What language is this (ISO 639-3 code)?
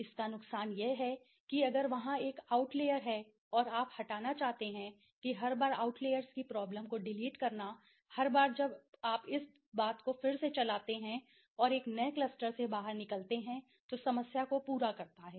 hin